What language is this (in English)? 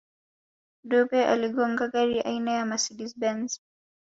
Swahili